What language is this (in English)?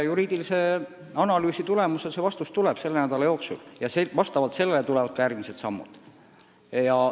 Estonian